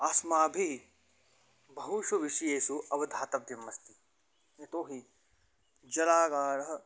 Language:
Sanskrit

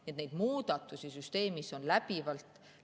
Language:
Estonian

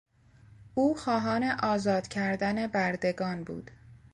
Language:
Persian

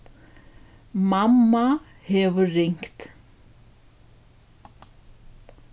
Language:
Faroese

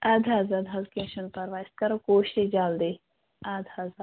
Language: Kashmiri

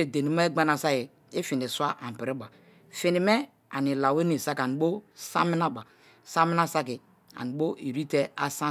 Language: Kalabari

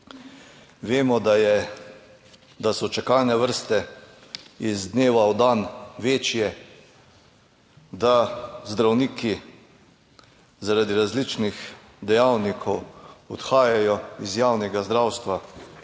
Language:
Slovenian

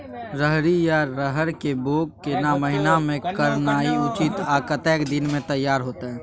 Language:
Maithili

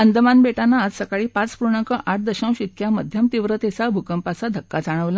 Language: Marathi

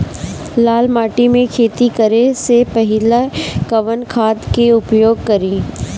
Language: Bhojpuri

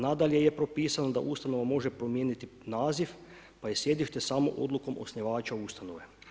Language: Croatian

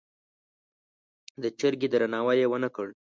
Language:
Pashto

